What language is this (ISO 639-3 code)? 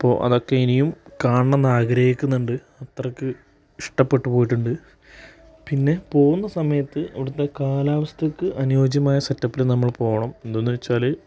mal